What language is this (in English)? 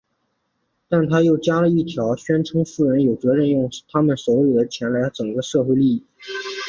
Chinese